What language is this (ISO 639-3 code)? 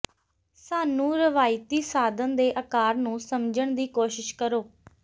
pan